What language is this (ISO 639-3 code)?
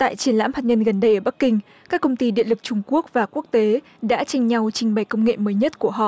vie